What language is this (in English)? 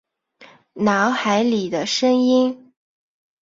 Chinese